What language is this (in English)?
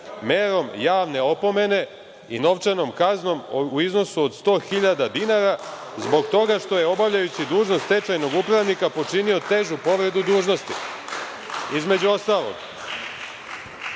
Serbian